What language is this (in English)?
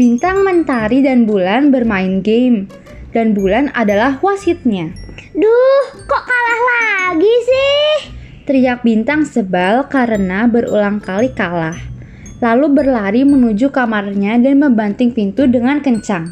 Indonesian